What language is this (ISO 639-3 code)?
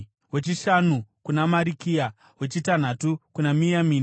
sna